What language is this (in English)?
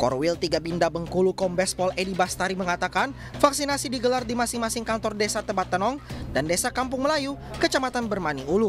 Indonesian